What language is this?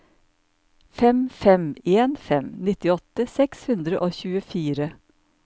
Norwegian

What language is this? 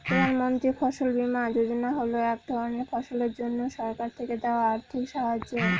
Bangla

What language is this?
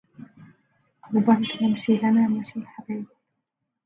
Arabic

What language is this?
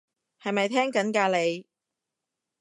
Cantonese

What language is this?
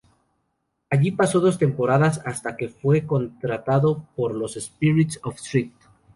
Spanish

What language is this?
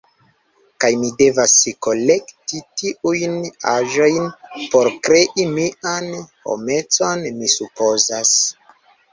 Esperanto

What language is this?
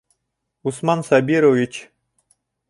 Bashkir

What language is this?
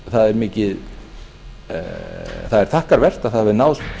Icelandic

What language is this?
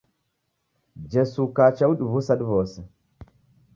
Taita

